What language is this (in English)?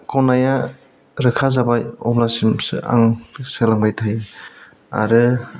Bodo